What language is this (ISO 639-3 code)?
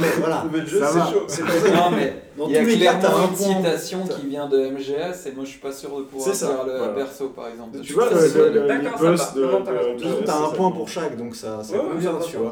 fra